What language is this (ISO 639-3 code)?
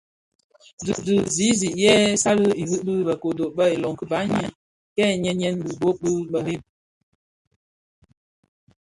ksf